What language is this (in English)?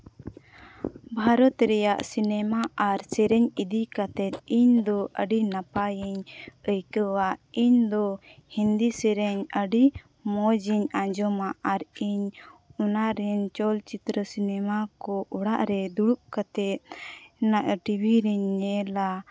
Santali